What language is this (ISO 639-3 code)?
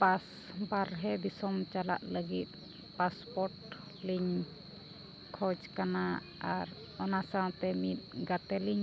sat